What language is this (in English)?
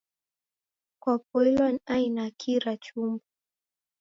Taita